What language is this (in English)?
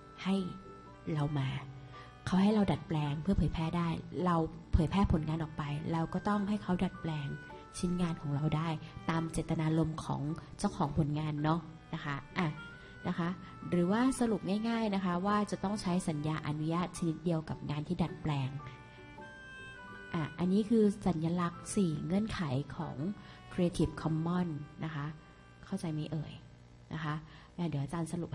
Thai